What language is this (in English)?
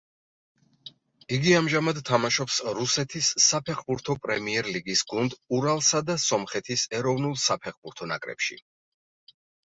Georgian